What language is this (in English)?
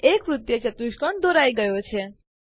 Gujarati